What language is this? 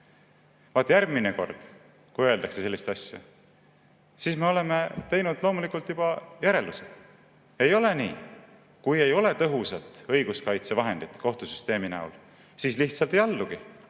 Estonian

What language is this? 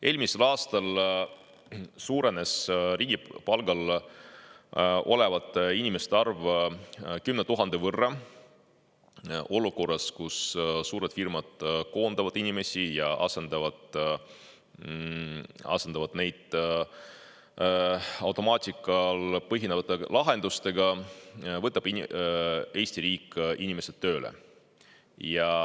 Estonian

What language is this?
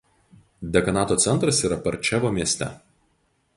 Lithuanian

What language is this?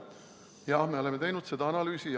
Estonian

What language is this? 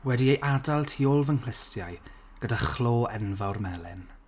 Welsh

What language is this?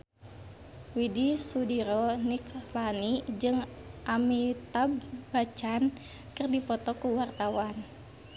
Sundanese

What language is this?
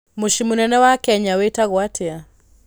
Kikuyu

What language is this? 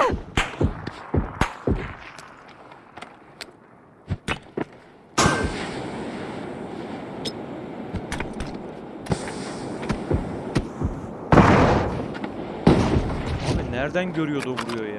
Turkish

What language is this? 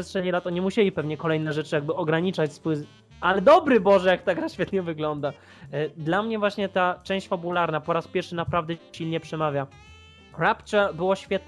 Polish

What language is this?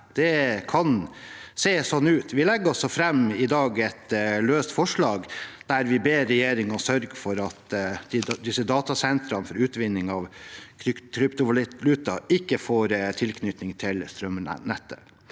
Norwegian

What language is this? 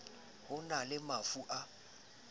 Southern Sotho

